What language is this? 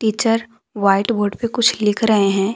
Hindi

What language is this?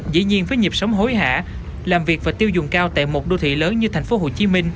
Vietnamese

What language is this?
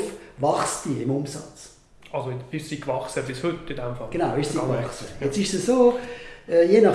German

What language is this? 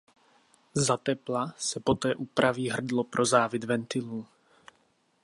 Czech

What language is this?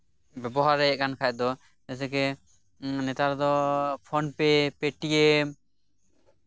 Santali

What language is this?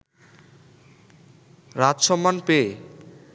Bangla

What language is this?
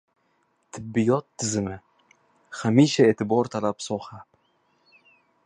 Uzbek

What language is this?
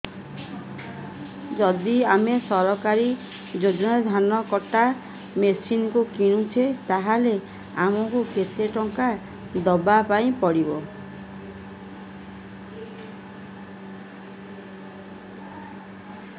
Odia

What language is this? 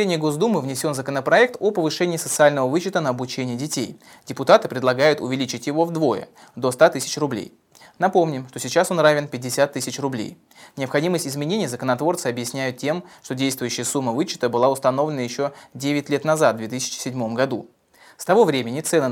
Russian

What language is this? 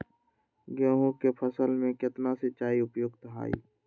Magahi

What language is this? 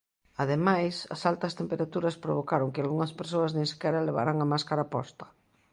Galician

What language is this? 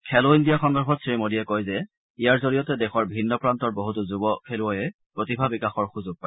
Assamese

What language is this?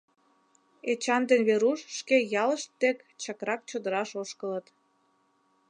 Mari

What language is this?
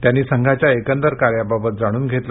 Marathi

